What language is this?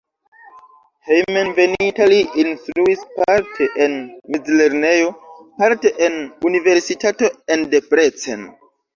Esperanto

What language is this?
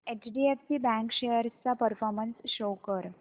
Marathi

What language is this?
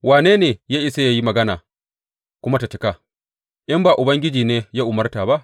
Hausa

